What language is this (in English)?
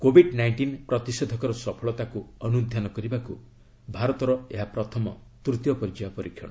Odia